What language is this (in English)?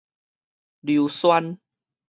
Min Nan Chinese